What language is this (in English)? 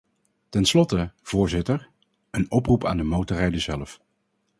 Dutch